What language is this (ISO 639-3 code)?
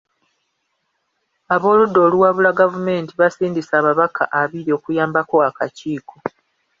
lug